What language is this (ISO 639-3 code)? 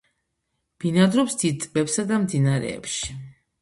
kat